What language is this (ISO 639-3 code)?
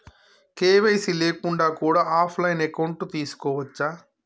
tel